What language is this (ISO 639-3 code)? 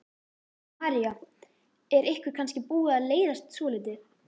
isl